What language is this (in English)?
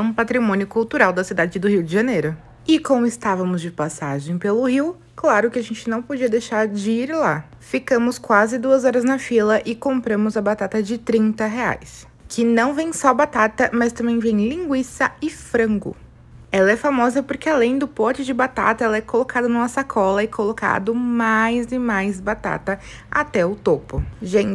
Portuguese